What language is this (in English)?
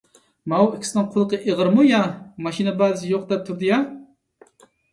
Uyghur